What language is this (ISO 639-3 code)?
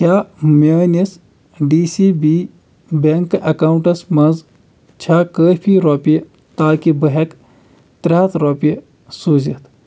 kas